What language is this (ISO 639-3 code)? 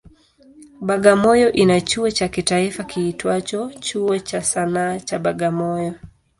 swa